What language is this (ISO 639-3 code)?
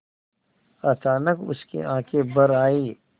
hin